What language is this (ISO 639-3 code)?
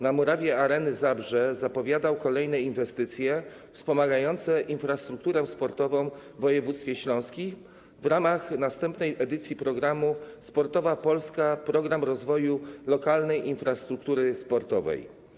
pol